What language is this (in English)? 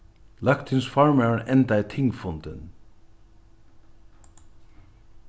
Faroese